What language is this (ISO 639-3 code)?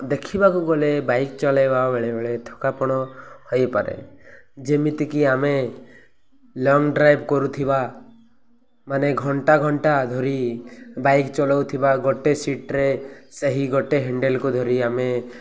ori